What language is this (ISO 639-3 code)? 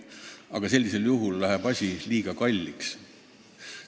est